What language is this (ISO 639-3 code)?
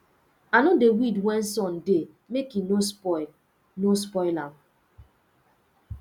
pcm